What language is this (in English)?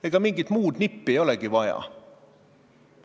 Estonian